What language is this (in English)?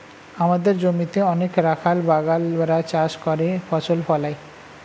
Bangla